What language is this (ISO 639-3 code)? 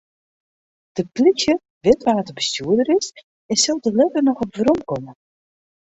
fry